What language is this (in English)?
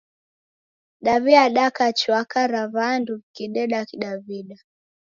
Taita